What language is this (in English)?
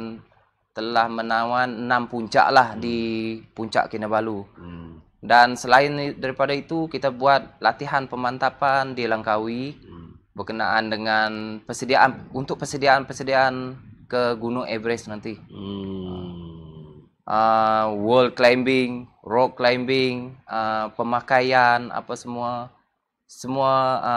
Malay